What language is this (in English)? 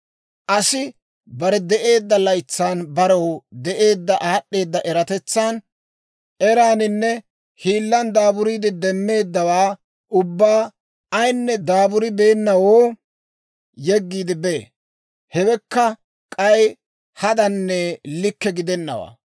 Dawro